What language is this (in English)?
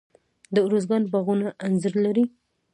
Pashto